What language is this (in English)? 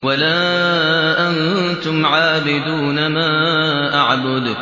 Arabic